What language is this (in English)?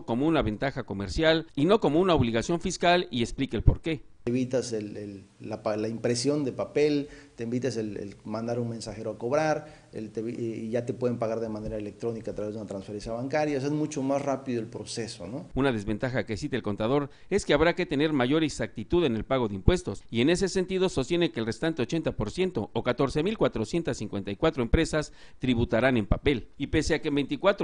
Spanish